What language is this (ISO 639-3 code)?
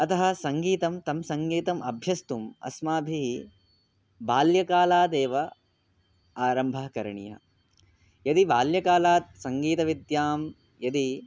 san